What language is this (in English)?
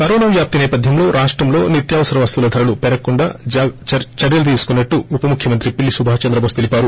Telugu